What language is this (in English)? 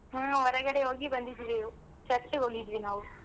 Kannada